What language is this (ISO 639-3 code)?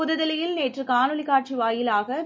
tam